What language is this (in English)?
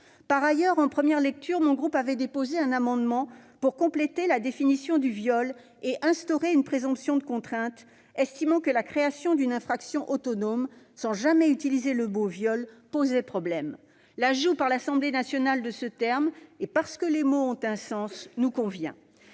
French